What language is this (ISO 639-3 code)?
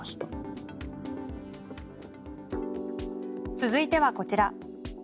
jpn